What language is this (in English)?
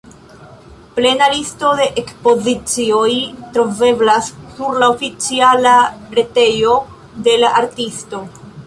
Esperanto